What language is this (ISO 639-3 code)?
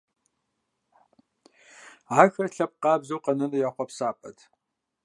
kbd